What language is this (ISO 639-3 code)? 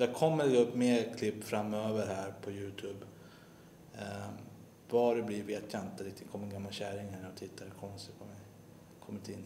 swe